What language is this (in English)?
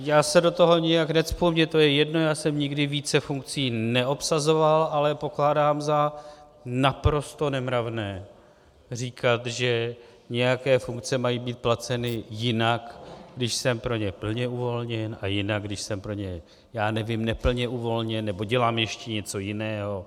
Czech